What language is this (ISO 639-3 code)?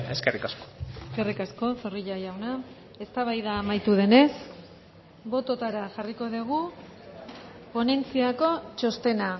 eus